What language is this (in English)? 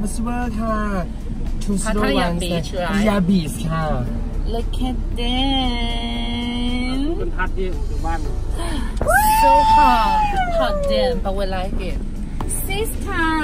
English